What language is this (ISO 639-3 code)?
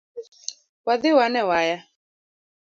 luo